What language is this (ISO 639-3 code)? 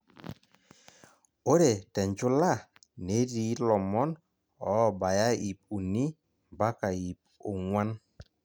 mas